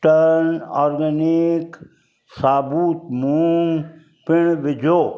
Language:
Sindhi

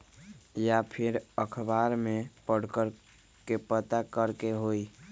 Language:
Magahi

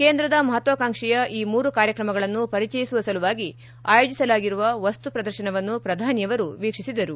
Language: Kannada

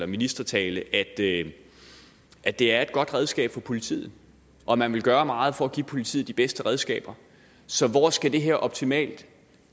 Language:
Danish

